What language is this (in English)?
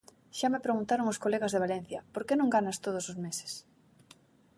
Galician